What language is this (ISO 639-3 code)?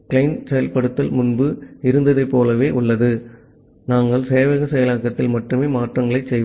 tam